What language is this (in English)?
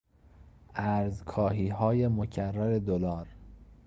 Persian